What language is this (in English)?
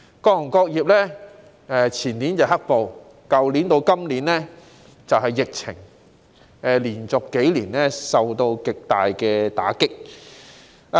Cantonese